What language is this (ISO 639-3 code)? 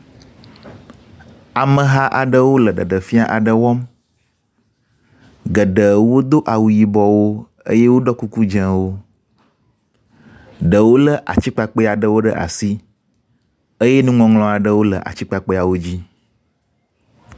ewe